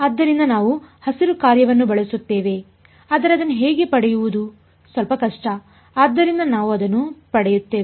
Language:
Kannada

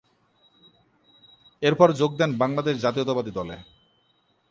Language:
Bangla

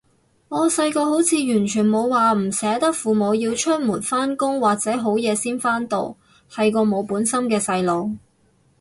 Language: Cantonese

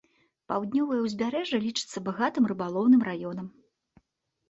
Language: Belarusian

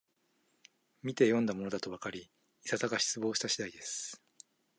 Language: Japanese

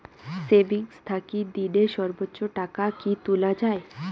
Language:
Bangla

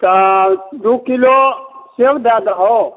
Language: Maithili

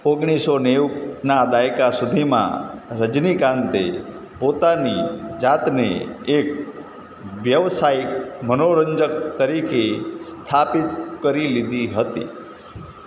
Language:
Gujarati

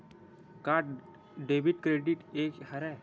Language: Chhattisgarhi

